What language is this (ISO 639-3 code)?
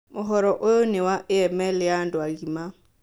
kik